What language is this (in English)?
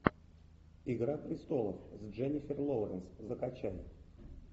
Russian